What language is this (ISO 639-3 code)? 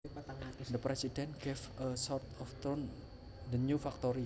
jav